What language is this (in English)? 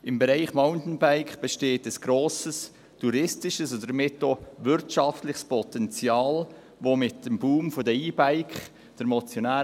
Swiss German